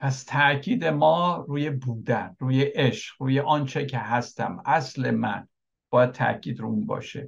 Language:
Persian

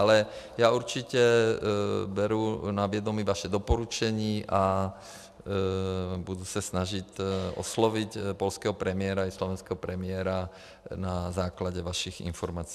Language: Czech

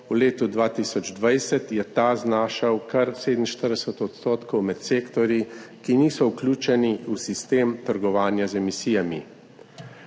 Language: Slovenian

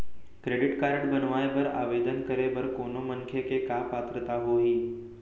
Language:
Chhattisgarhi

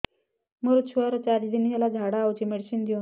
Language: Odia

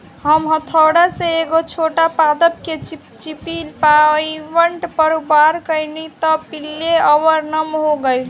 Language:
Bhojpuri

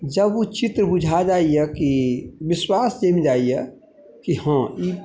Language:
Maithili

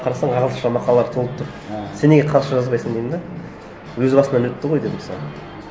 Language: Kazakh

